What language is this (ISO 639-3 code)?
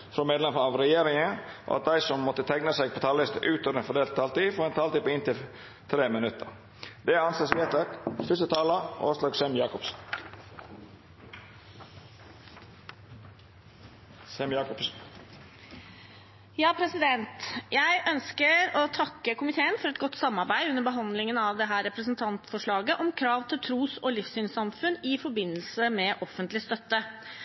nor